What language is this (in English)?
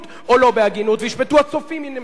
Hebrew